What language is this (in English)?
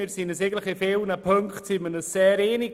Swiss German